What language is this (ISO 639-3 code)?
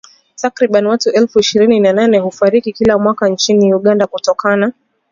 swa